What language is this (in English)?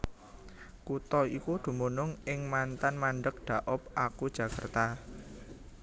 Javanese